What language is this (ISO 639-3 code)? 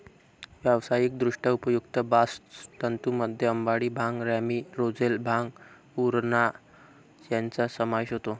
mar